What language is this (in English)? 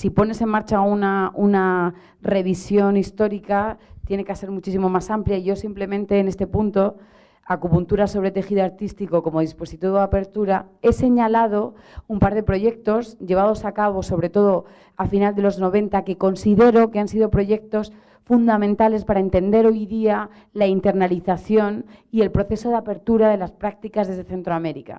Spanish